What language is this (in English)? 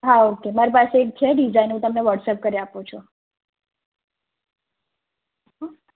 Gujarati